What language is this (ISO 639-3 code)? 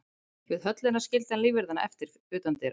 isl